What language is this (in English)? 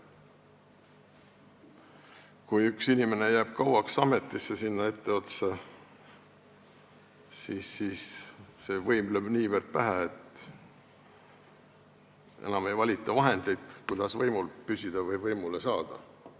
Estonian